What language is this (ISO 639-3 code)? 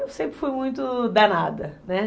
por